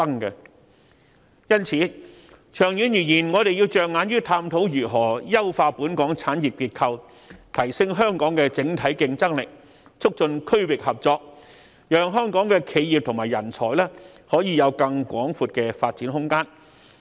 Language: Cantonese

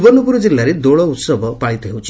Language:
Odia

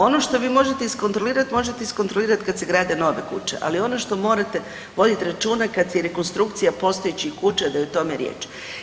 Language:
Croatian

